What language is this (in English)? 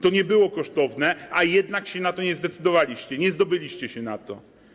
Polish